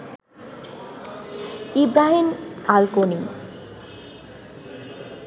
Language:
Bangla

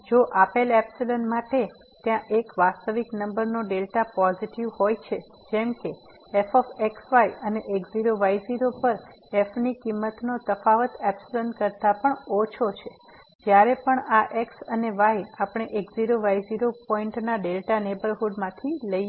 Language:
Gujarati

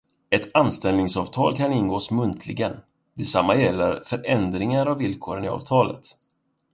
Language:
Swedish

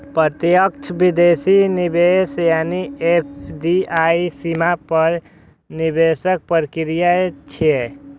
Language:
Maithili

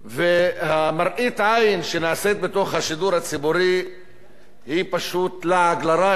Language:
Hebrew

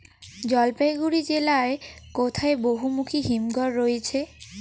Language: Bangla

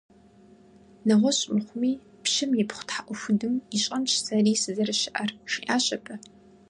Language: Kabardian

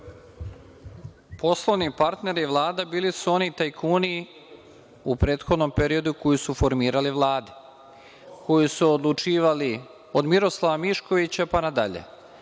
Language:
Serbian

